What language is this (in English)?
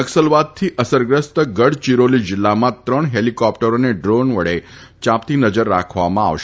Gujarati